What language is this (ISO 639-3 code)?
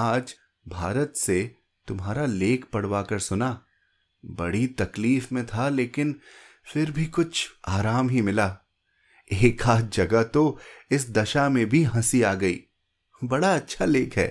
hin